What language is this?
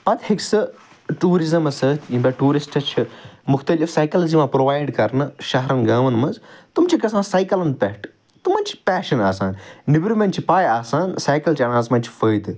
Kashmiri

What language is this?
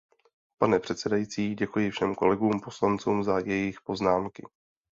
Czech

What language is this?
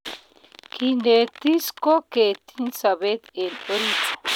Kalenjin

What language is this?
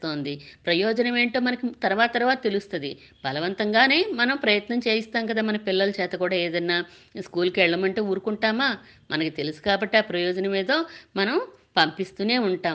Telugu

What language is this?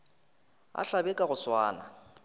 Northern Sotho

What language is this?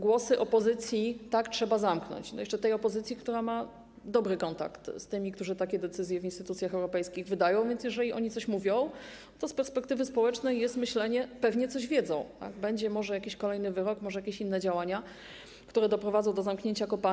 Polish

